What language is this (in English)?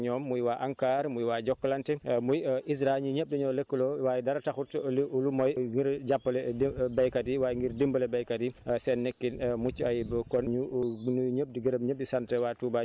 Wolof